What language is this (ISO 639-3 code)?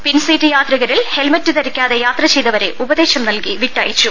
mal